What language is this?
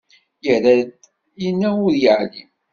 Kabyle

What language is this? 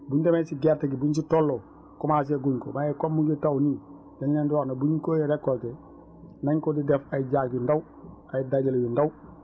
Wolof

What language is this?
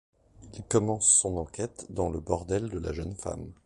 French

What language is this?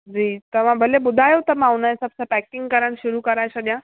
Sindhi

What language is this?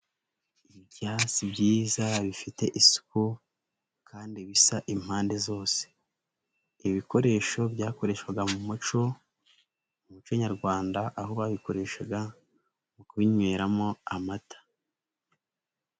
Kinyarwanda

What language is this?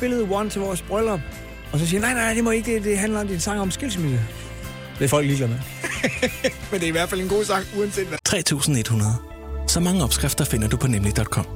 Danish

